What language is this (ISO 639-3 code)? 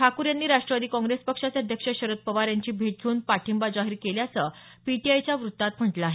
mar